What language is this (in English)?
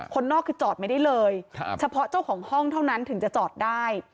Thai